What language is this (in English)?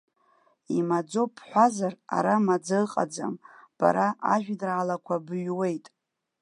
Abkhazian